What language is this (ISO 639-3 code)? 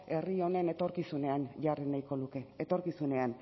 eus